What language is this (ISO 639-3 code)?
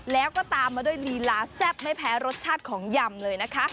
tha